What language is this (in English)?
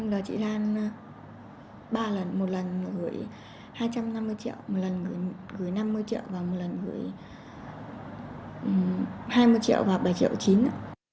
Vietnamese